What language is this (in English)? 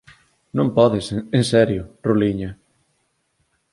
Galician